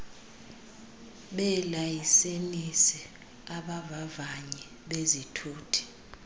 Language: Xhosa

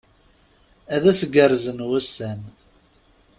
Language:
Kabyle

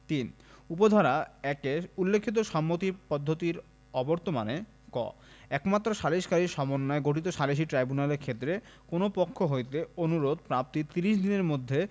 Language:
Bangla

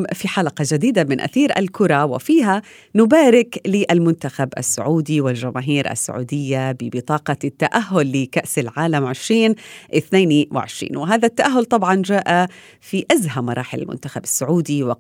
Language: Arabic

